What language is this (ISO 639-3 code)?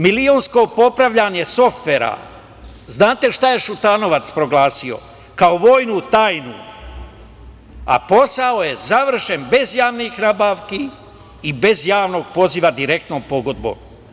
srp